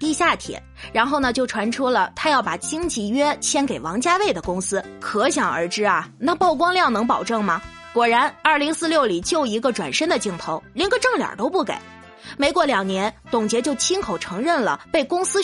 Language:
Chinese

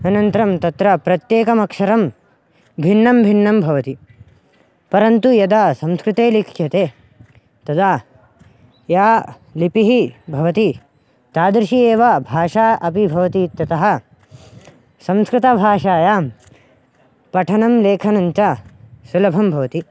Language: Sanskrit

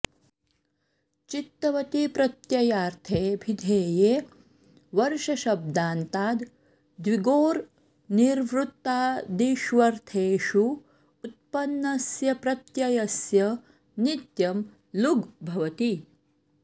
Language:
Sanskrit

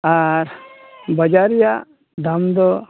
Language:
Santali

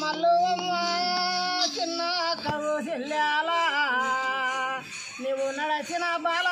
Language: Arabic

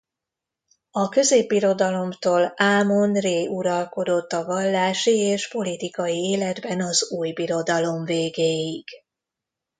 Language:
Hungarian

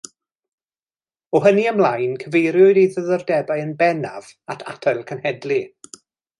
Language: Welsh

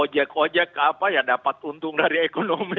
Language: Indonesian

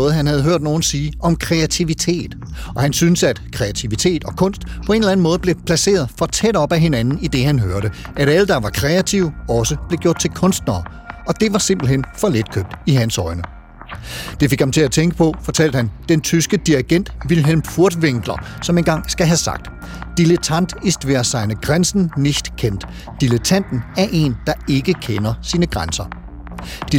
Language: Danish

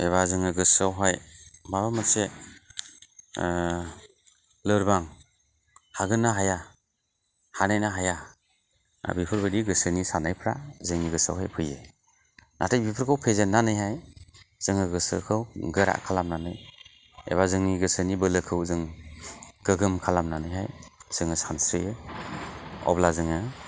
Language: Bodo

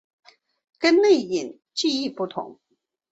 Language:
Chinese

